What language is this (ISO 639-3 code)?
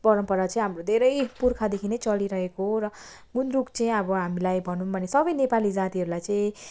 nep